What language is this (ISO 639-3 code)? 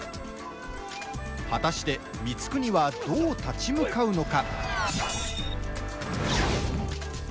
jpn